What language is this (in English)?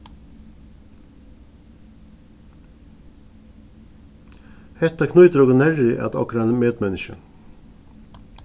Faroese